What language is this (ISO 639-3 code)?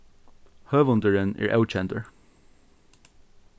fao